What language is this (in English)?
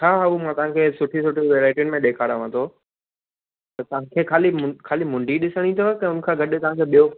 Sindhi